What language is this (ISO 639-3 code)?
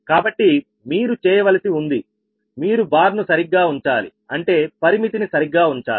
tel